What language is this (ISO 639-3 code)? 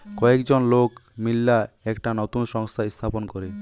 ben